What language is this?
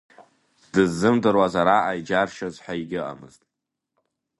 Abkhazian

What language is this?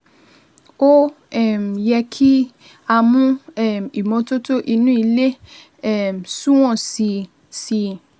Yoruba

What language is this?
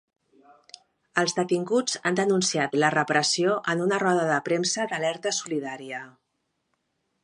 Catalan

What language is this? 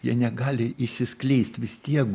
Lithuanian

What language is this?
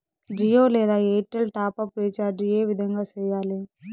Telugu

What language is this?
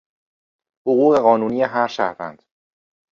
Persian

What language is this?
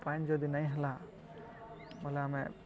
Odia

